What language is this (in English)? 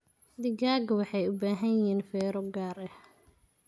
Somali